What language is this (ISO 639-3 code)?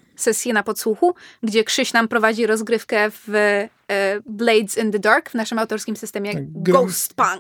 pol